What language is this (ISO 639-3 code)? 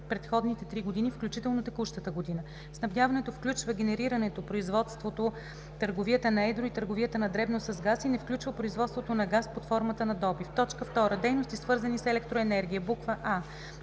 bul